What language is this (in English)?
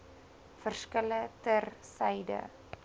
Afrikaans